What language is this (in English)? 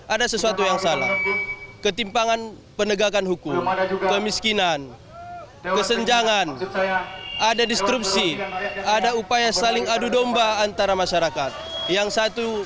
Indonesian